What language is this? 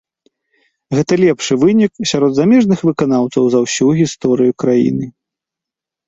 Belarusian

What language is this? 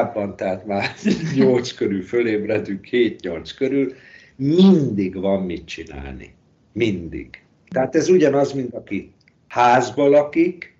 Hungarian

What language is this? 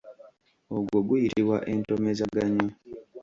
Ganda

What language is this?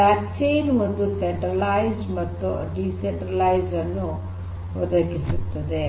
Kannada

